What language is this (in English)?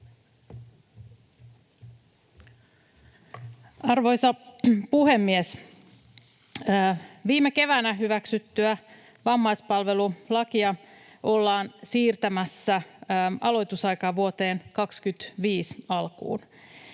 Finnish